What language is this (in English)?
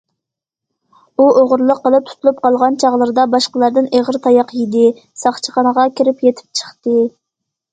Uyghur